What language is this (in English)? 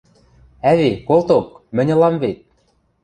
Western Mari